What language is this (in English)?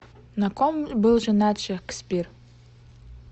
Russian